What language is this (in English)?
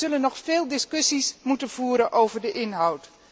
Dutch